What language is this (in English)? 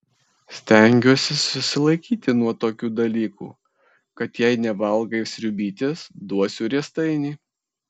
Lithuanian